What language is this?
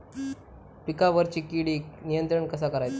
Marathi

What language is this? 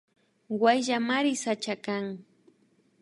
Imbabura Highland Quichua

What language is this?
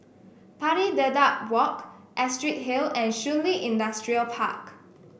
English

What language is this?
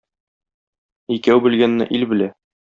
Tatar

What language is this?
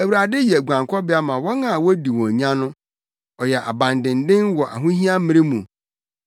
Akan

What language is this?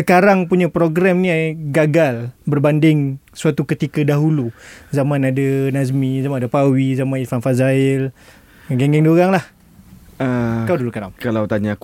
Malay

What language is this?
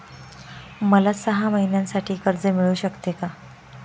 Marathi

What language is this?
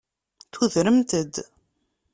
Kabyle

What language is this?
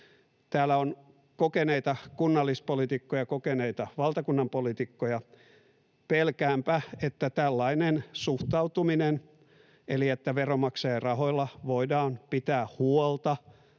Finnish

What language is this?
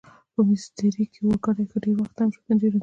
Pashto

